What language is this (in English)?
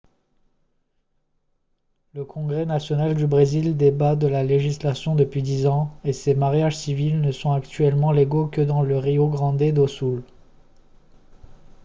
French